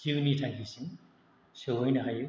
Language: Bodo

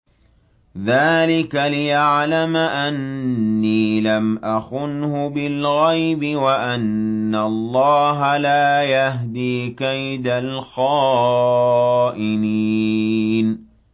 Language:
Arabic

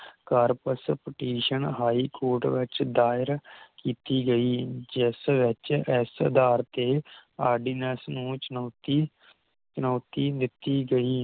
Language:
Punjabi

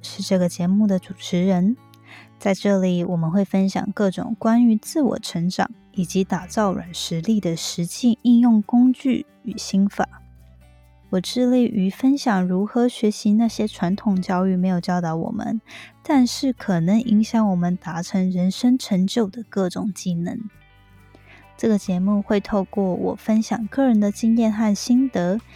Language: Chinese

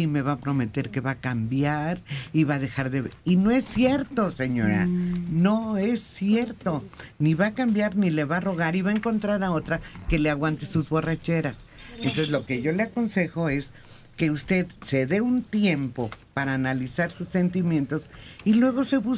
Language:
Spanish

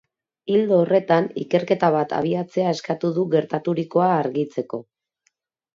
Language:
Basque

